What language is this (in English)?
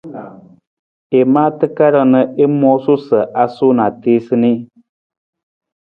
Nawdm